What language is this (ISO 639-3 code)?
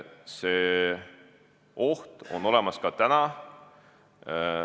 est